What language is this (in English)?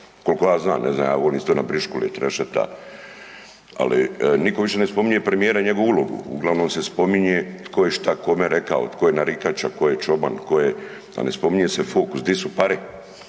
Croatian